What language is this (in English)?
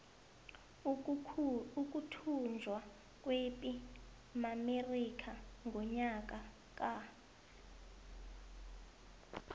South Ndebele